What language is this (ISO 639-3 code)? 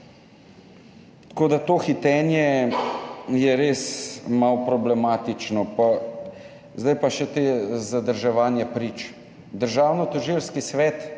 slv